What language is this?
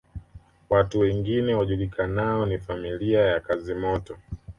Swahili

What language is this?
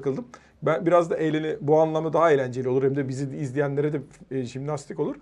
Turkish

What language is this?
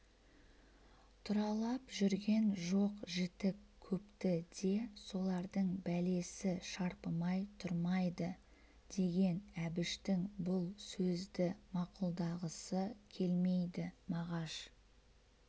Kazakh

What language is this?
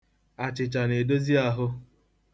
Igbo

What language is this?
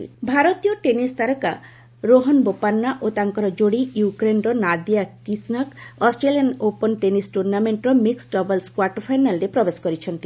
Odia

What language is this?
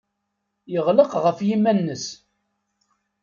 Kabyle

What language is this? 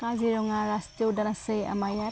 Assamese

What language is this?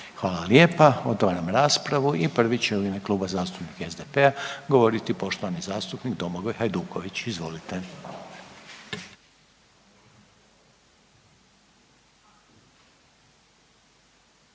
Croatian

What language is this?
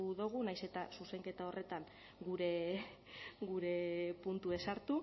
Basque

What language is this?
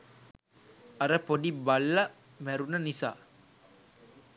Sinhala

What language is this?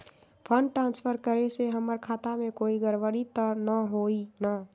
Magahi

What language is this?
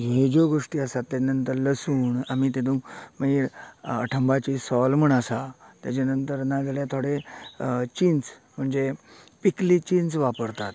Konkani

